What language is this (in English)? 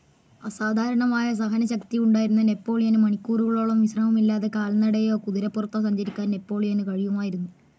Malayalam